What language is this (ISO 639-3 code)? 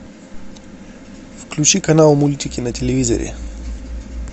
rus